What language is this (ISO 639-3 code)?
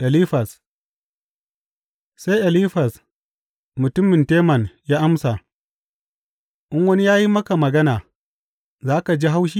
hau